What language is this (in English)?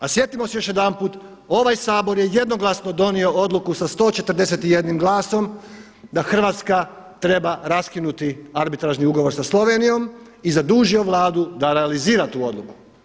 Croatian